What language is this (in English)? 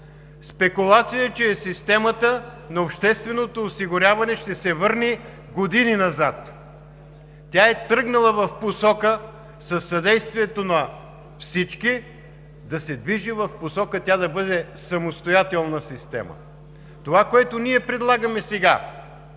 Bulgarian